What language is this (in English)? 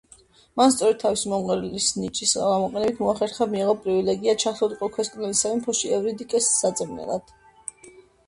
Georgian